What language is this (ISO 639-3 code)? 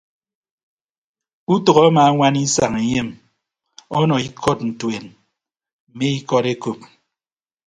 ibb